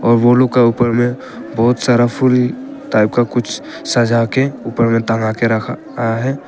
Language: Hindi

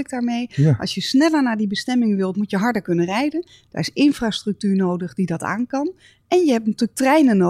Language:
Dutch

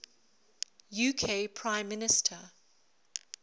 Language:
English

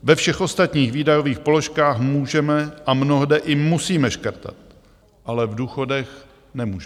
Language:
Czech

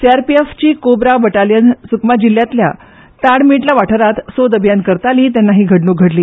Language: Konkani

